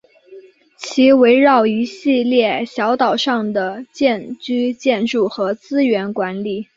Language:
Chinese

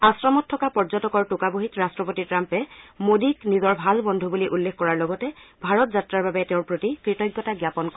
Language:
Assamese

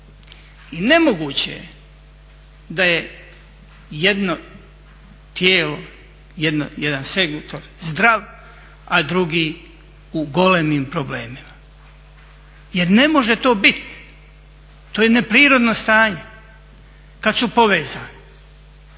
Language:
Croatian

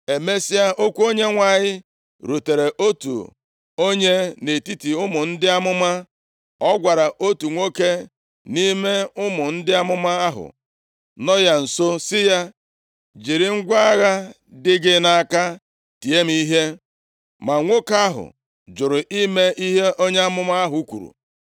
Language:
Igbo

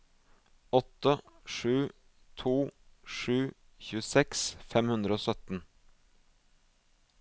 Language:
Norwegian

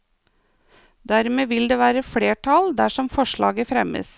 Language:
Norwegian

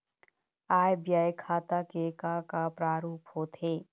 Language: Chhattisgarhi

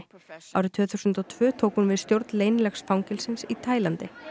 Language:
Icelandic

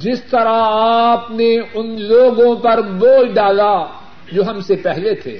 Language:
Urdu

